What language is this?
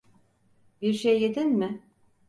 Turkish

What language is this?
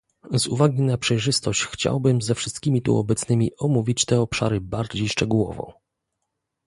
Polish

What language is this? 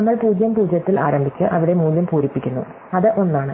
Malayalam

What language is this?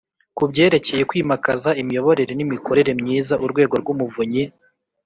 Kinyarwanda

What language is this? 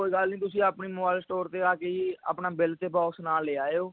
Punjabi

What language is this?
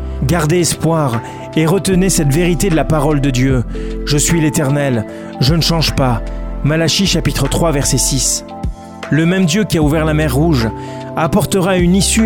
French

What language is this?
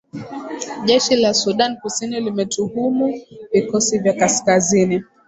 Swahili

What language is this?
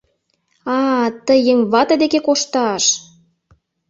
Mari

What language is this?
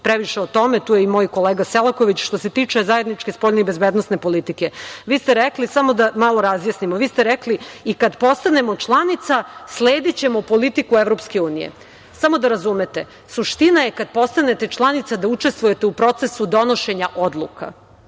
Serbian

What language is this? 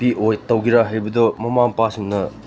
Manipuri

